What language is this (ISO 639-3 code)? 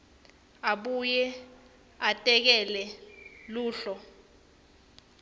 ssw